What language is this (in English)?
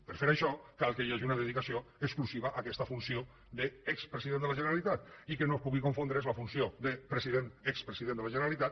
Catalan